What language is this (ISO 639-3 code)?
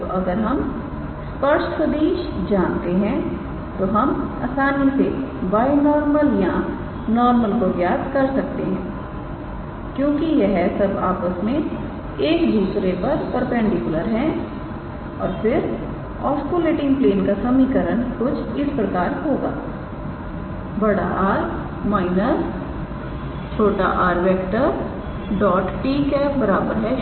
hin